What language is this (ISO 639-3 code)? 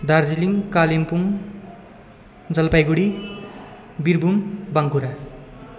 nep